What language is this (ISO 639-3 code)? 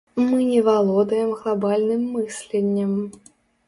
bel